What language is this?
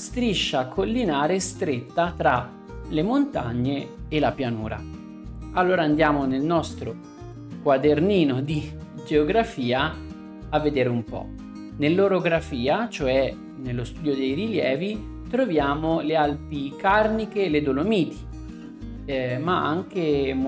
Italian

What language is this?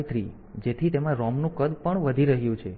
Gujarati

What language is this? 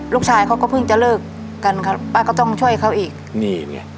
Thai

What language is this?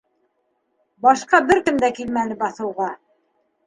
Bashkir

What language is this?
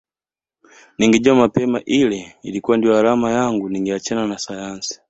Swahili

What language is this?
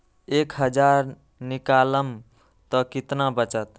Magahi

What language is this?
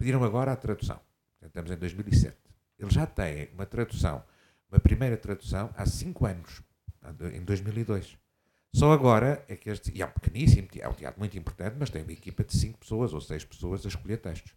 Portuguese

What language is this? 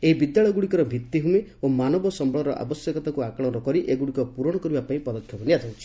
Odia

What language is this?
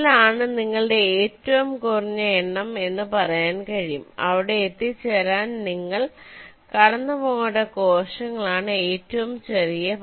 Malayalam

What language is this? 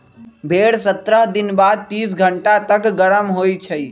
Magahi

